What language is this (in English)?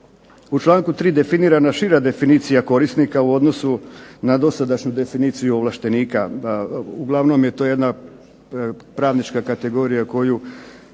Croatian